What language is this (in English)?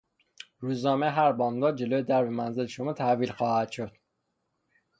Persian